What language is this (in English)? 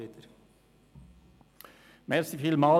Swiss German